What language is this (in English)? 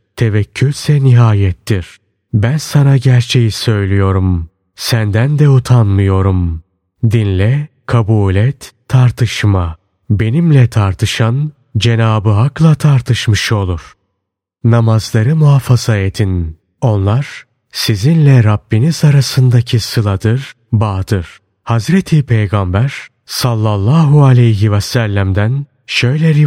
Turkish